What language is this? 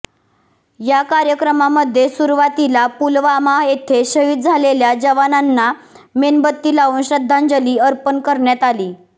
Marathi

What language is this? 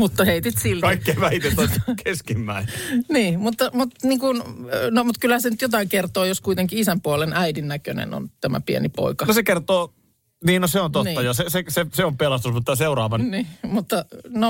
Finnish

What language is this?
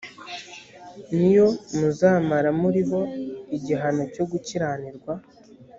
Kinyarwanda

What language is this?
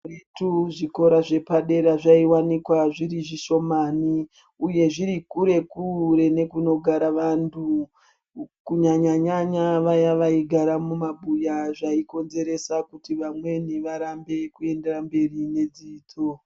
Ndau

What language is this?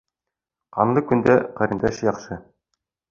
Bashkir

